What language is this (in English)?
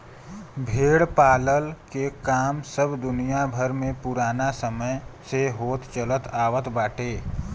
Bhojpuri